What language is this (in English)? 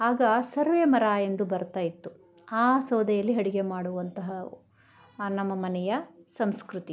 Kannada